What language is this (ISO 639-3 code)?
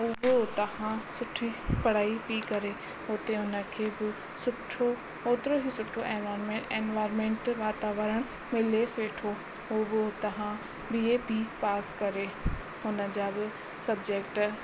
snd